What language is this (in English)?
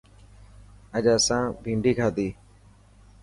Dhatki